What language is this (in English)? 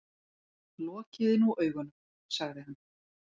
Icelandic